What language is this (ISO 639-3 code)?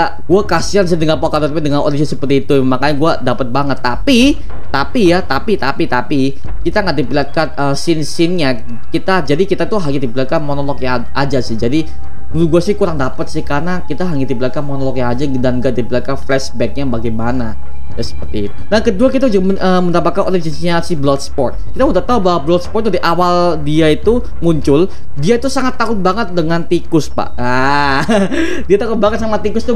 ind